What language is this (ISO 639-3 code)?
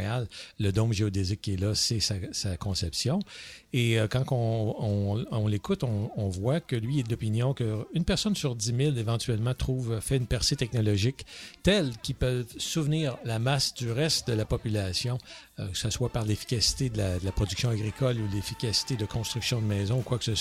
fra